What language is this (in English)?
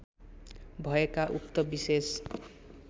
Nepali